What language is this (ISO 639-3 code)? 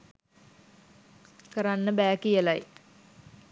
sin